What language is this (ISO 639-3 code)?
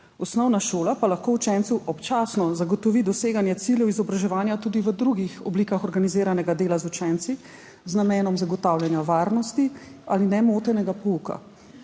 slv